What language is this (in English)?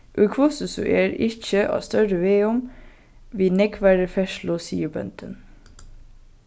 Faroese